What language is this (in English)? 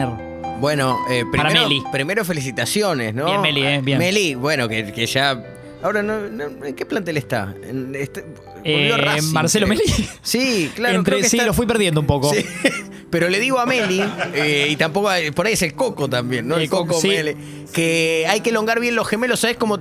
Spanish